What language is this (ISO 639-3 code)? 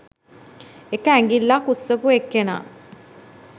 sin